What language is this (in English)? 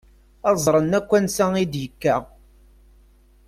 Kabyle